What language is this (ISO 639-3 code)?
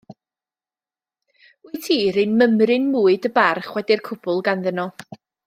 cym